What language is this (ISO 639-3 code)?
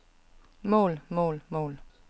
dan